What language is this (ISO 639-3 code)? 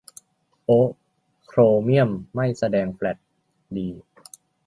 tha